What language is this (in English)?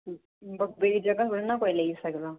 Dogri